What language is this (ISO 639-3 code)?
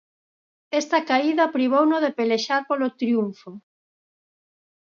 glg